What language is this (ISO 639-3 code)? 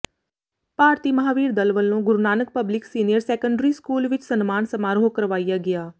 pan